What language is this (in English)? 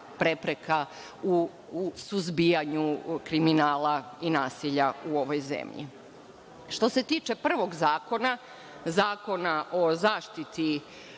Serbian